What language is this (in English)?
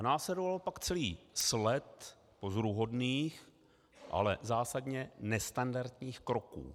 Czech